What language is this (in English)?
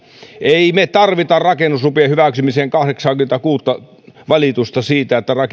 Finnish